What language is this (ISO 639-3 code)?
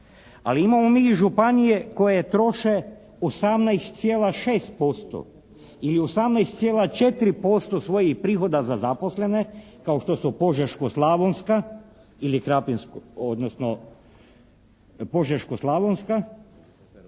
hrv